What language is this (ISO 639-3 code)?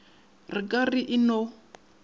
nso